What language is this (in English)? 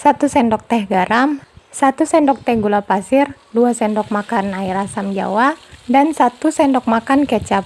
Indonesian